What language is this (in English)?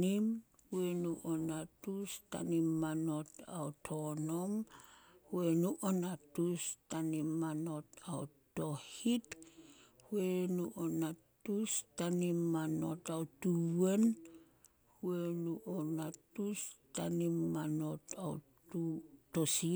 Solos